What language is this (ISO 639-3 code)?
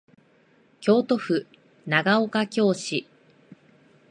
jpn